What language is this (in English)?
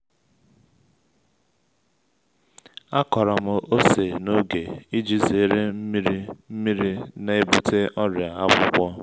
Igbo